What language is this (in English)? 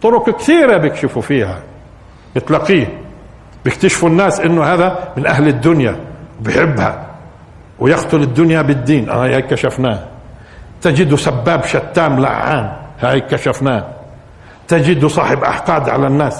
Arabic